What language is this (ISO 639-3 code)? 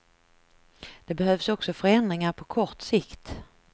swe